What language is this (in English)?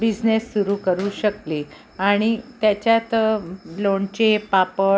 Marathi